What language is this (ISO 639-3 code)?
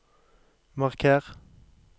nor